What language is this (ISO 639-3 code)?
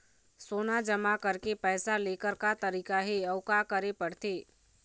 hne